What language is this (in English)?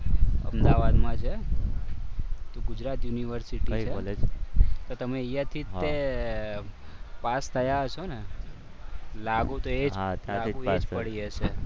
Gujarati